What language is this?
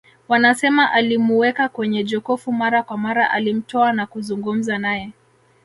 Swahili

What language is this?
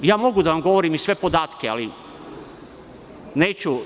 Serbian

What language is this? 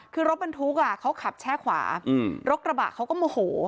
Thai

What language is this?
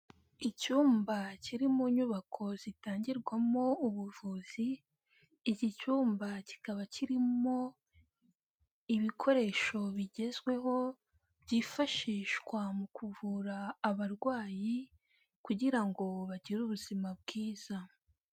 Kinyarwanda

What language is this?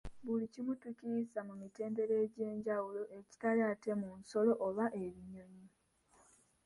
Ganda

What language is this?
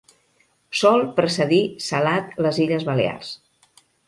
Catalan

